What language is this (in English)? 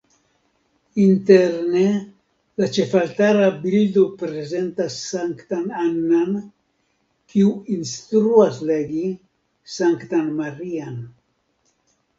Esperanto